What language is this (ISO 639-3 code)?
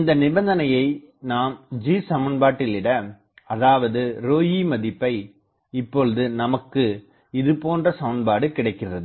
tam